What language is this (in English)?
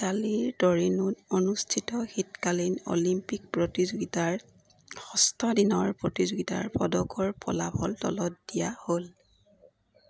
Assamese